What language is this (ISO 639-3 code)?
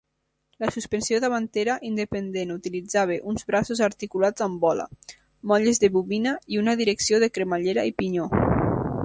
cat